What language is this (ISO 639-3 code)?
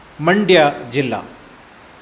san